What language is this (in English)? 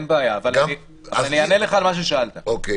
Hebrew